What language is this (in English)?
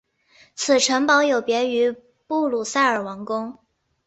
Chinese